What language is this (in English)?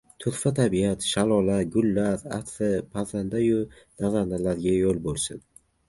Uzbek